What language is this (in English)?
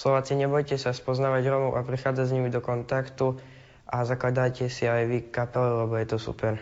Slovak